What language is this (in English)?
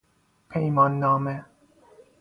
Persian